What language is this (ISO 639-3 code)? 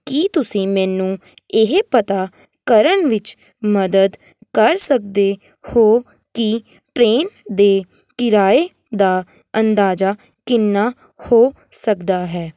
pan